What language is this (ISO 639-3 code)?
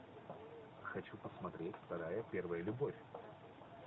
rus